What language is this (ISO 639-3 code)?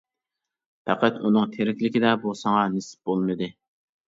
uig